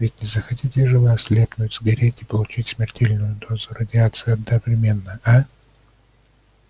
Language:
Russian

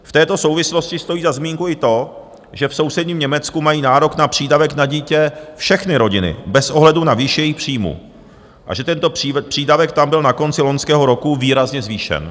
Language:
Czech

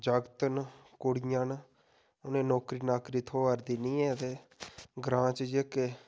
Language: Dogri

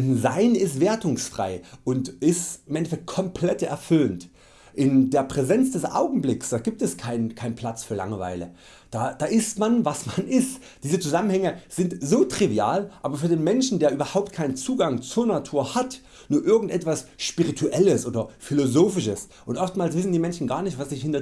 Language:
German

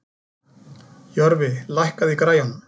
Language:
Icelandic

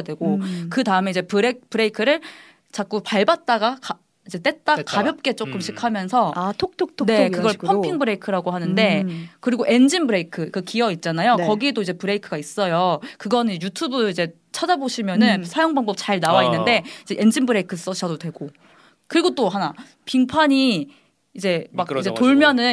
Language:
Korean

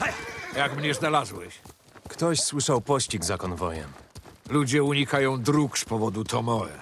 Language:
Polish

